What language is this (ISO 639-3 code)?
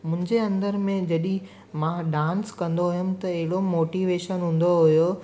snd